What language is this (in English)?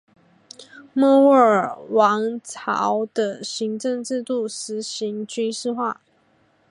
Chinese